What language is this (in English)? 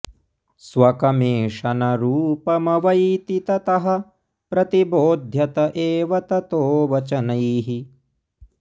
Sanskrit